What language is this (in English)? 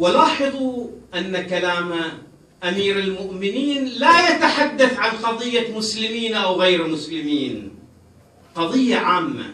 Arabic